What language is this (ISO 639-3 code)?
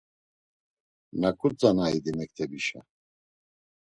lzz